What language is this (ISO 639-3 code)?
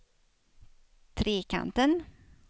swe